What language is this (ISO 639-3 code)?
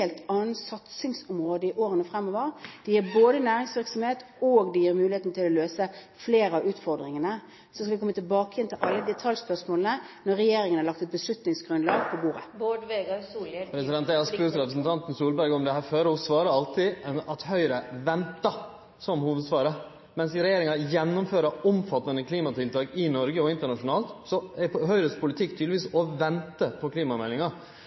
nor